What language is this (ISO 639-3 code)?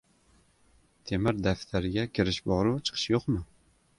uzb